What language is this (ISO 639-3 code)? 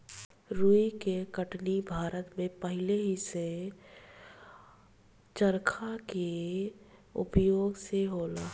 bho